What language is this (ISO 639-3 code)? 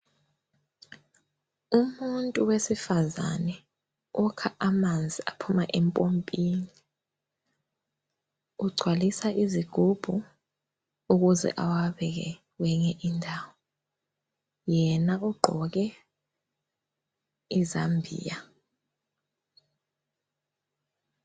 nde